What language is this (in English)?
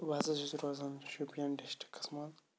Kashmiri